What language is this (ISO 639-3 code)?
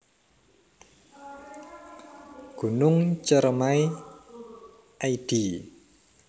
jav